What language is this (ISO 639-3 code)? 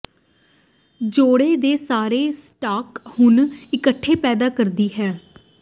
pan